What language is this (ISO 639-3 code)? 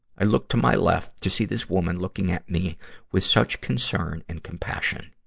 eng